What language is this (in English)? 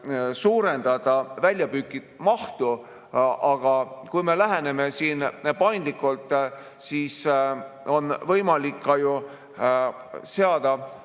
Estonian